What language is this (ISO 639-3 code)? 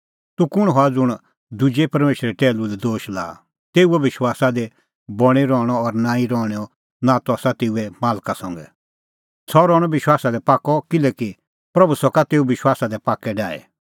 kfx